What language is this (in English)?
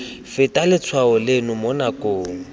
Tswana